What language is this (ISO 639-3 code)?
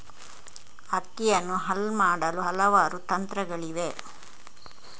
kan